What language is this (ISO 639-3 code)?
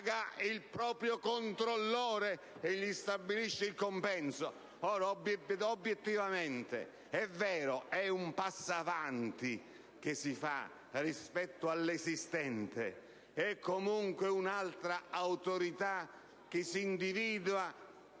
ita